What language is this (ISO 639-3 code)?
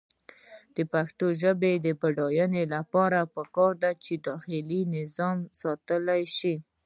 pus